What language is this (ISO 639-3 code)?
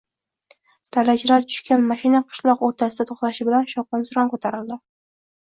uzb